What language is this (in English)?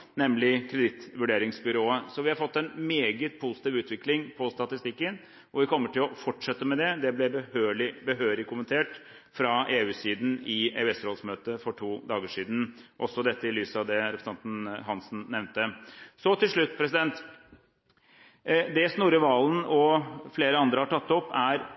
Norwegian Bokmål